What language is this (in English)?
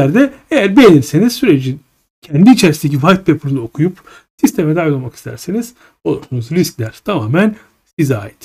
Turkish